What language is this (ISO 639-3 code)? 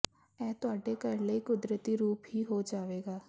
pan